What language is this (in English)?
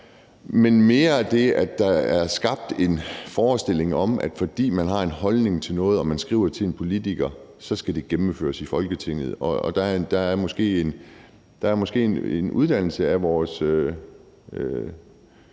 Danish